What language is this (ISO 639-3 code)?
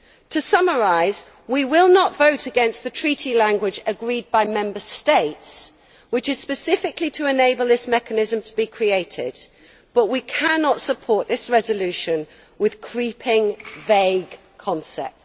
eng